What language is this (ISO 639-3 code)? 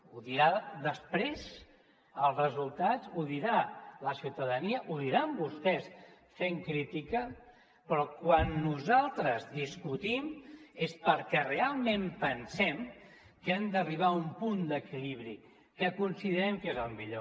cat